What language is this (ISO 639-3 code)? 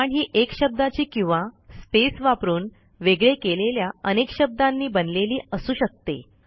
mar